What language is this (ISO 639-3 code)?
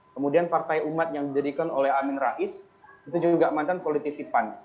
ind